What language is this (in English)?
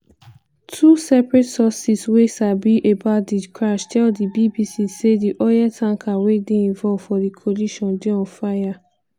Nigerian Pidgin